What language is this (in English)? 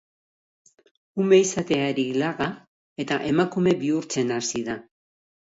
Basque